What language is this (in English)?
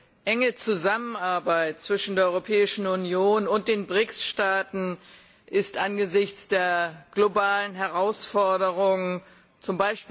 German